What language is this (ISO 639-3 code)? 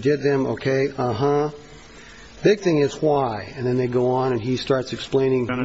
eng